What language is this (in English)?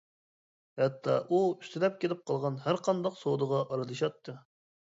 Uyghur